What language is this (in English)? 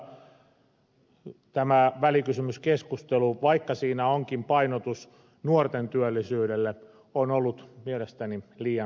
Finnish